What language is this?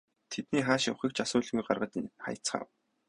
Mongolian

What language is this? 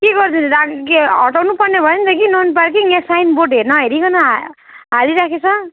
Nepali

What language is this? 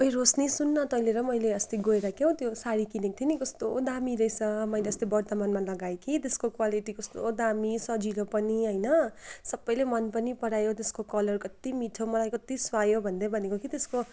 Nepali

